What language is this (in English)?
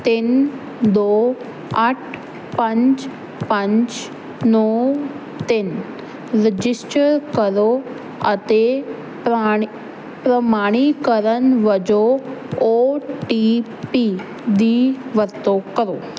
Punjabi